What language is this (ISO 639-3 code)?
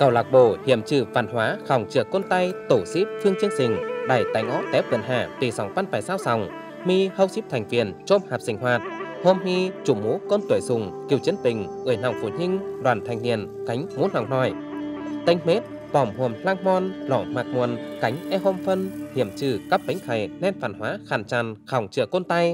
vie